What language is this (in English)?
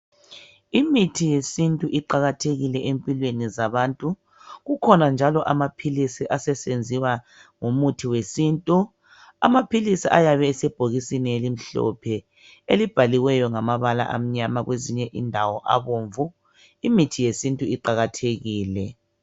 North Ndebele